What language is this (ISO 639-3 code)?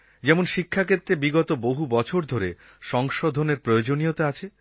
ben